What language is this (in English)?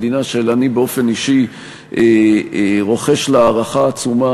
Hebrew